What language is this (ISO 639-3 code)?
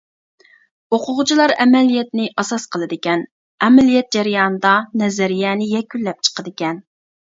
uig